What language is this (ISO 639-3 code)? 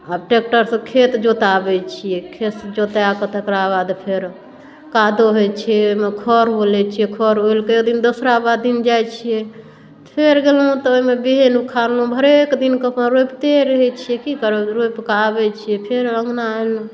mai